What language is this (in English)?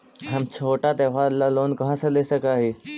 Magahi